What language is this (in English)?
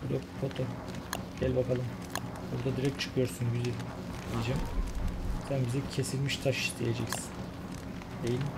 Turkish